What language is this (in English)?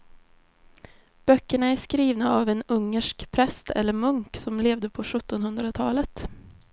Swedish